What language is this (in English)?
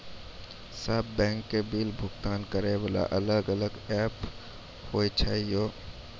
Maithili